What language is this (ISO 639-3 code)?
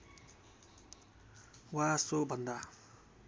nep